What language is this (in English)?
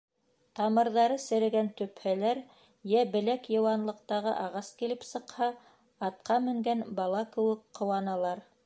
Bashkir